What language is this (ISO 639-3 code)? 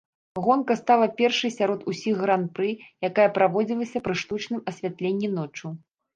bel